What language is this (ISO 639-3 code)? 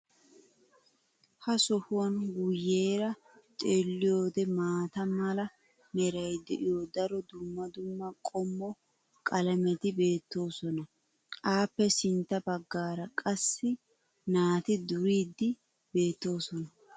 wal